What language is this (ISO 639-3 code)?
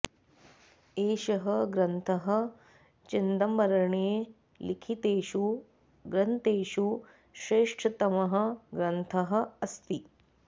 san